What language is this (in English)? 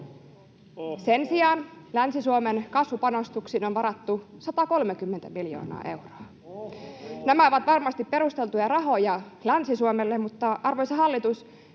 Finnish